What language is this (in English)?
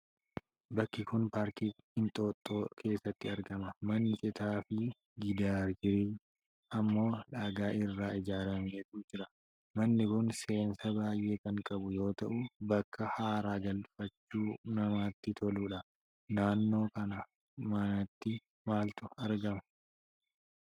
Oromo